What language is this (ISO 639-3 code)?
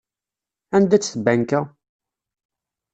kab